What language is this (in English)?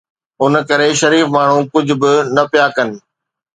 Sindhi